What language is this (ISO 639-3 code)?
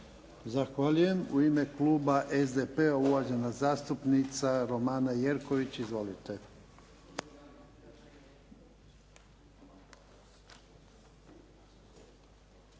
hrv